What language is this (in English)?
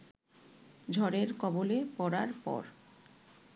Bangla